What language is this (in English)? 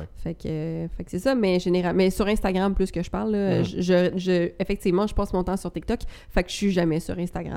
French